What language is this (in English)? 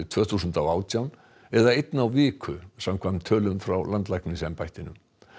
Icelandic